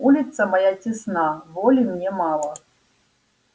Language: Russian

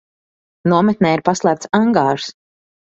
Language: Latvian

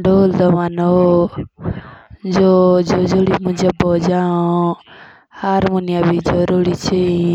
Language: Jaunsari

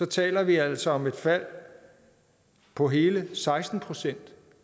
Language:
Danish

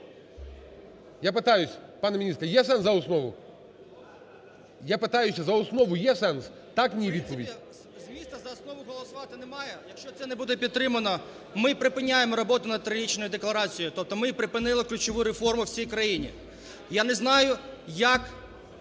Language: Ukrainian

